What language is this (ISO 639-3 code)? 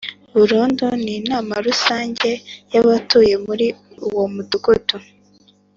kin